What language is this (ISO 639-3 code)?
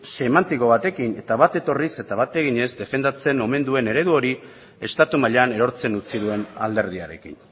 eus